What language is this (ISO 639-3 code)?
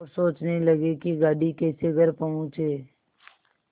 hin